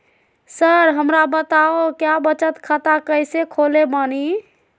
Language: Magahi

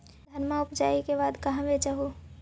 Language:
Magahi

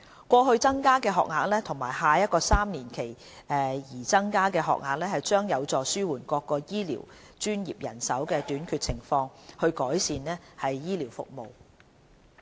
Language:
Cantonese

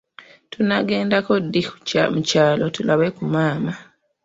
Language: Ganda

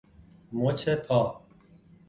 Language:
Persian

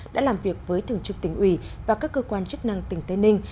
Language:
Vietnamese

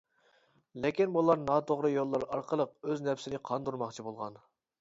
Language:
Uyghur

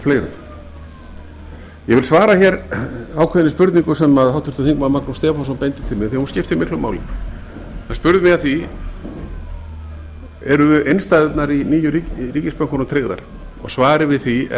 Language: Icelandic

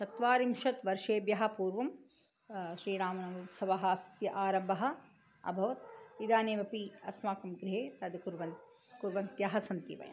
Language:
Sanskrit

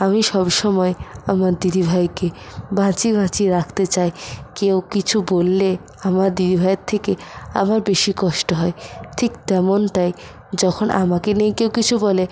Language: Bangla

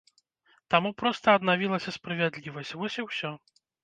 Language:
Belarusian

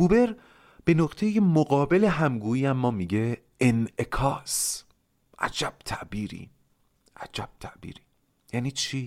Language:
Persian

